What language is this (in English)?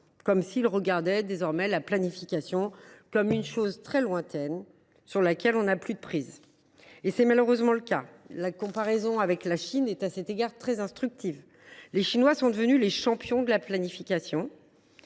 French